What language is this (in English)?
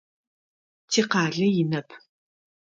Adyghe